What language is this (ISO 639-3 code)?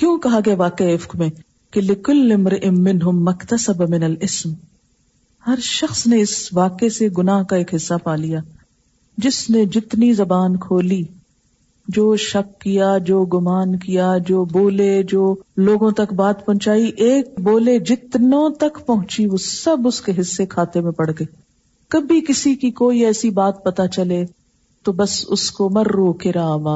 urd